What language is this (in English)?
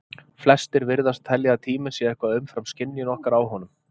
Icelandic